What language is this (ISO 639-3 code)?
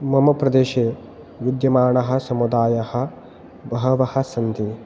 san